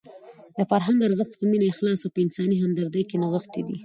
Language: Pashto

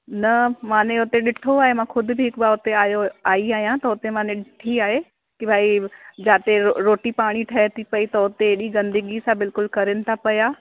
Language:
Sindhi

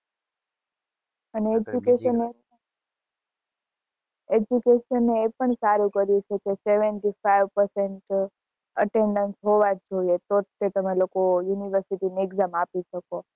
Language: Gujarati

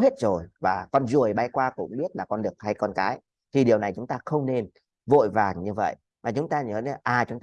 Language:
Vietnamese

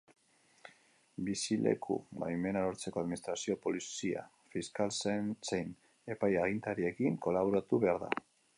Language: Basque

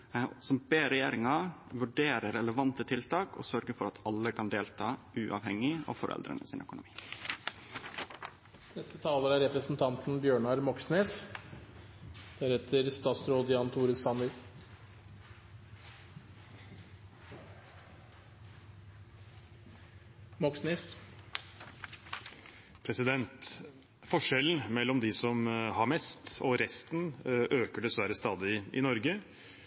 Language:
Norwegian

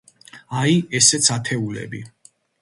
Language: Georgian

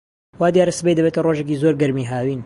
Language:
Central Kurdish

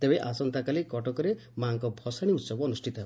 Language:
Odia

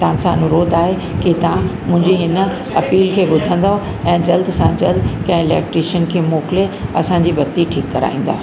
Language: Sindhi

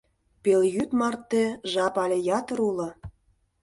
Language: Mari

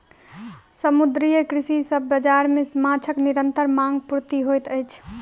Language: Maithili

